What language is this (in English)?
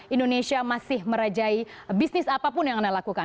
Indonesian